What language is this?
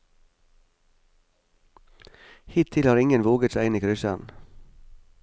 Norwegian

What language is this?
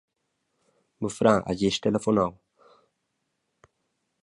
Romansh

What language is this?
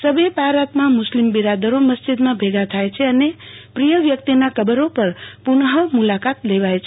Gujarati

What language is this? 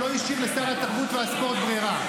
Hebrew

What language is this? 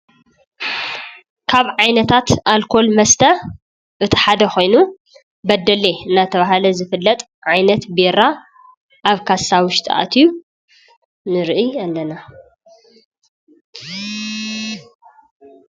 Tigrinya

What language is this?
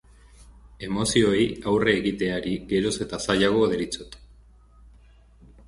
Basque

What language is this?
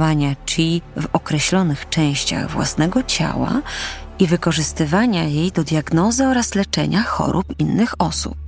Polish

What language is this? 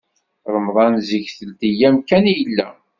Kabyle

